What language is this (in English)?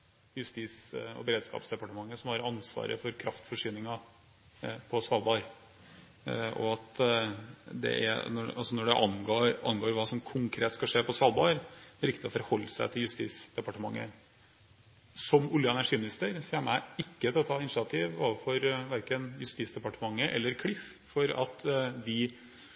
Norwegian Bokmål